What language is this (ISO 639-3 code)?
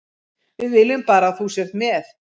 isl